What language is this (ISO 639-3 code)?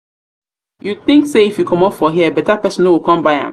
pcm